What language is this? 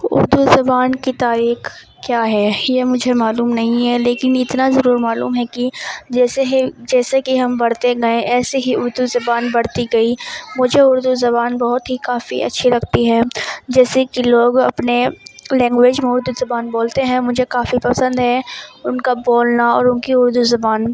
Urdu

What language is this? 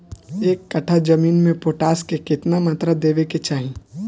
Bhojpuri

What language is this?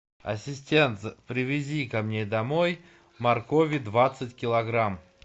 Russian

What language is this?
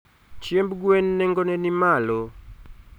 Luo (Kenya and Tanzania)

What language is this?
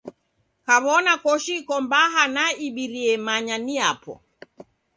Taita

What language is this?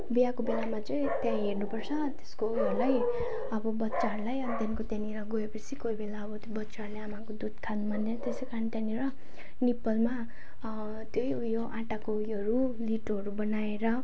Nepali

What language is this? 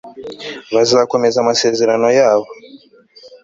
Kinyarwanda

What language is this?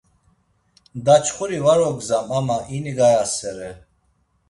Laz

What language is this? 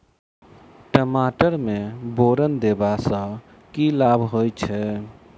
Maithili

